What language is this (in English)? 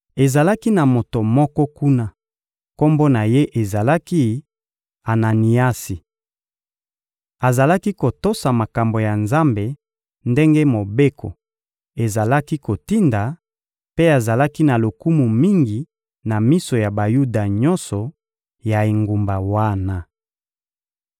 Lingala